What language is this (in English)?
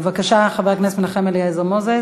Hebrew